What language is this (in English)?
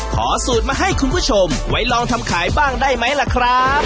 Thai